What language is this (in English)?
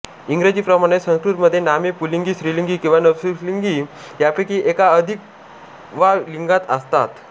Marathi